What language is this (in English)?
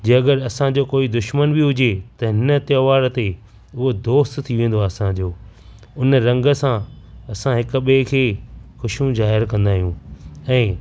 Sindhi